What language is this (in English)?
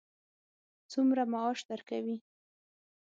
Pashto